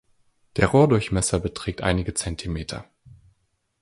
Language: German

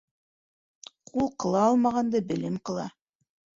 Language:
Bashkir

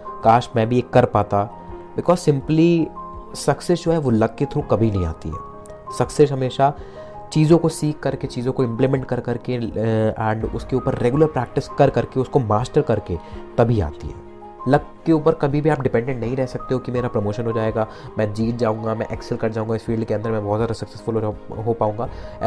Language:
Hindi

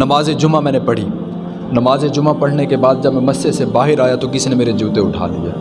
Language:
Urdu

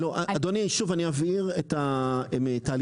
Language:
Hebrew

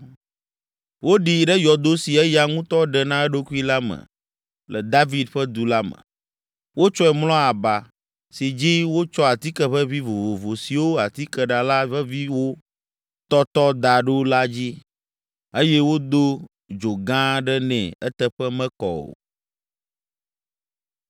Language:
Ewe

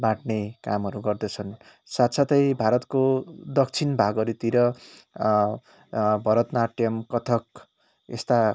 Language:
Nepali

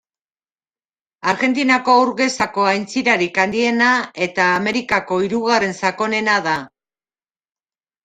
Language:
Basque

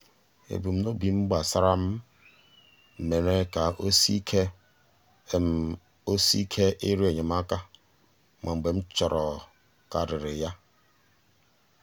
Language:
Igbo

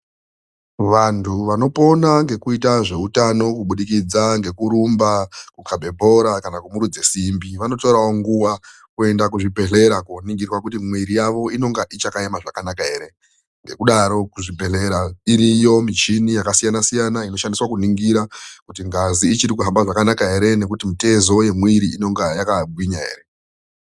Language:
Ndau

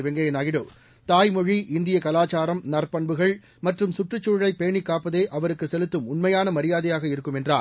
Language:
Tamil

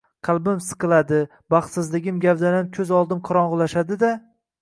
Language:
Uzbek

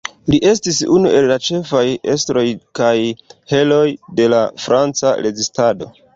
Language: Esperanto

